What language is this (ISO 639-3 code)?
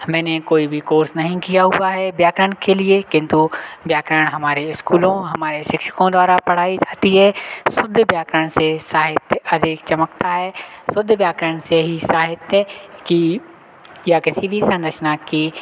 hin